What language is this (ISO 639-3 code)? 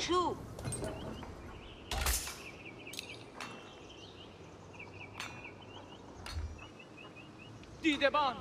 fas